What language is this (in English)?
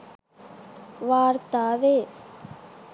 Sinhala